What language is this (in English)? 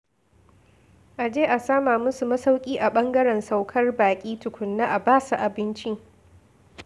Hausa